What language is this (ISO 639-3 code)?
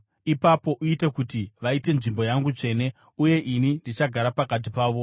sna